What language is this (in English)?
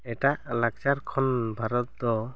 Santali